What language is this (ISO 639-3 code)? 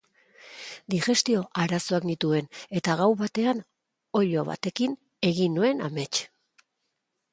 eus